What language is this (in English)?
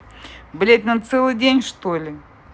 Russian